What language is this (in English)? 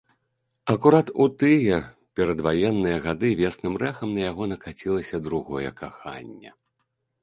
Belarusian